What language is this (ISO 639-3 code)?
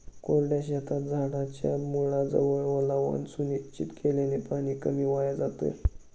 mar